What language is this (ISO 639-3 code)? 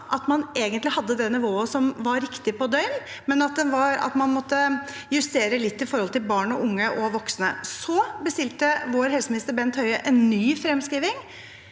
nor